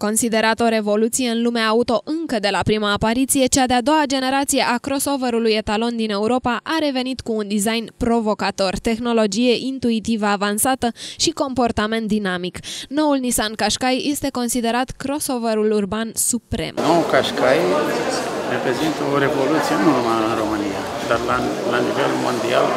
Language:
Romanian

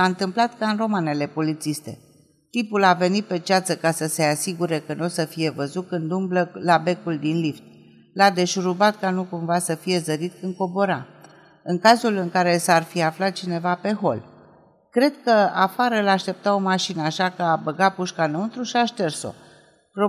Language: Romanian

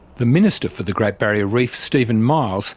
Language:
English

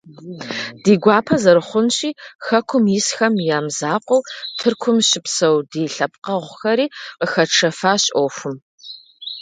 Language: Kabardian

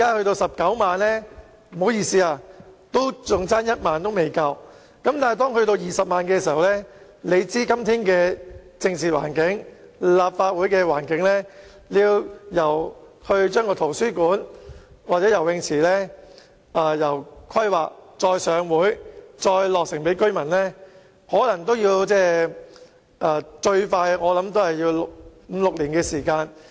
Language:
Cantonese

